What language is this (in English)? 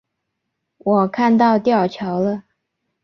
Chinese